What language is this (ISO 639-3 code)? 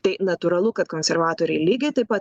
lit